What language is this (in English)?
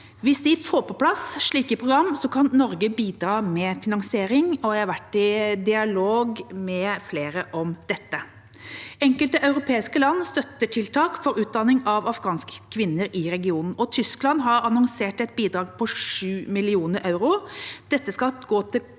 Norwegian